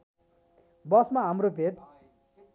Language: Nepali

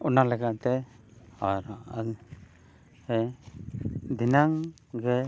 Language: Santali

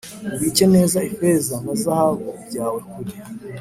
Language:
Kinyarwanda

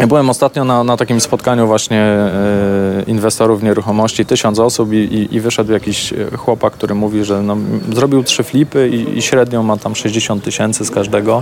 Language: Polish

